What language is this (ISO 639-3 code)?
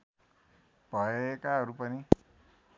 nep